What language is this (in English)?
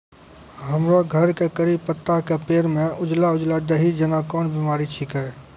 Maithili